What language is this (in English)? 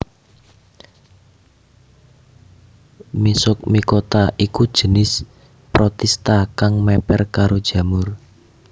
Javanese